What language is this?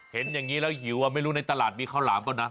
Thai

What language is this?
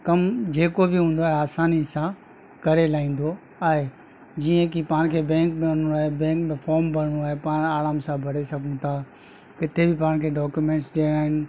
Sindhi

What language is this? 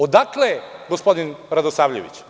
Serbian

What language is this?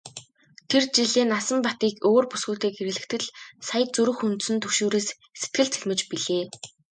Mongolian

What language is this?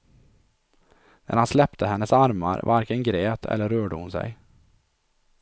Swedish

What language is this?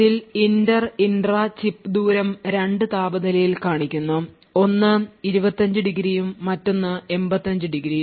Malayalam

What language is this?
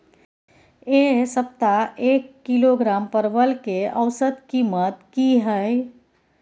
Maithili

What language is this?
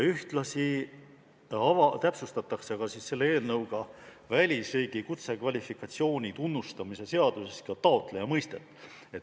Estonian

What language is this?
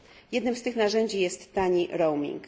Polish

